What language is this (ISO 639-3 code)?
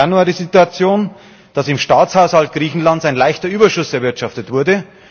deu